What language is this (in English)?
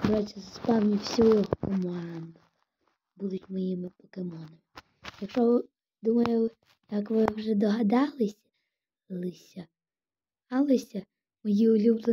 Russian